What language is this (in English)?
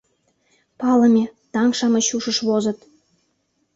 Mari